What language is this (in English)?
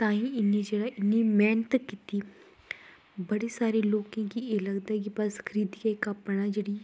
Dogri